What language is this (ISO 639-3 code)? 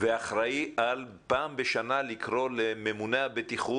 heb